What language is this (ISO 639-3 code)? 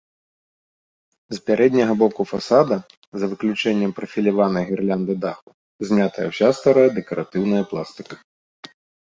bel